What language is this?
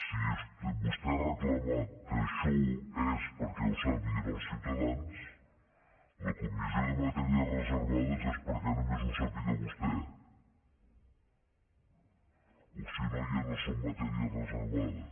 Catalan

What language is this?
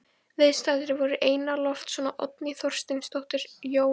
Icelandic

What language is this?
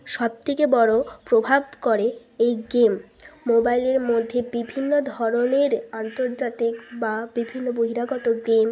Bangla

